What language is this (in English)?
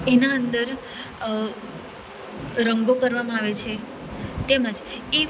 Gujarati